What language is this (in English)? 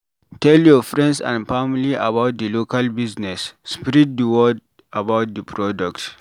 Nigerian Pidgin